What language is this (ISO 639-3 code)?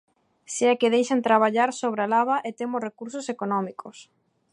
glg